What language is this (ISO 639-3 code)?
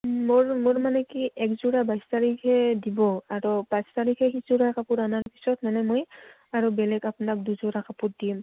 asm